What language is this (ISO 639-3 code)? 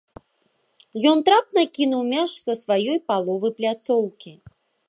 bel